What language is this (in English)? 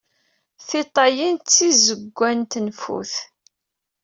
Kabyle